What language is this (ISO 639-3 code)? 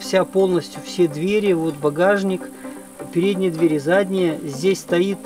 rus